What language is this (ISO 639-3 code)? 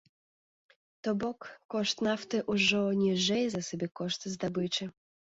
bel